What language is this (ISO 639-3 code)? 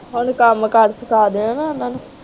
pan